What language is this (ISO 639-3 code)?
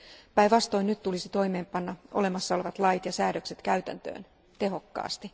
fin